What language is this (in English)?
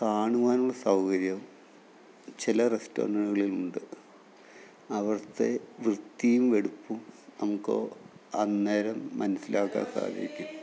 Malayalam